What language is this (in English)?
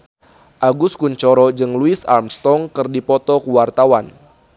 Sundanese